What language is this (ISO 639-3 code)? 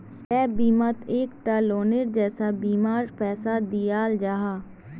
mag